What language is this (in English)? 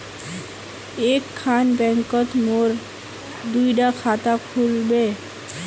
Magahi